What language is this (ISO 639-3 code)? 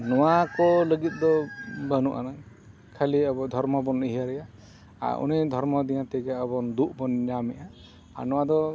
sat